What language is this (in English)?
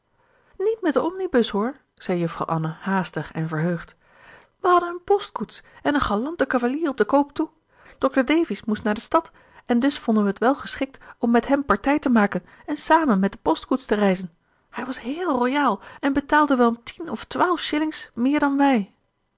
Dutch